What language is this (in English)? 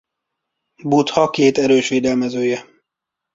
Hungarian